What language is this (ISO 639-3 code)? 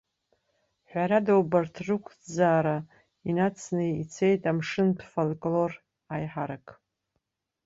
abk